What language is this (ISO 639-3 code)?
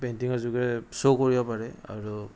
asm